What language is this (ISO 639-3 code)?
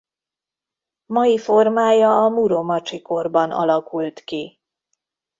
hun